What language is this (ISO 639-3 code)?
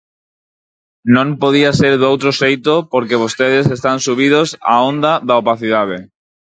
glg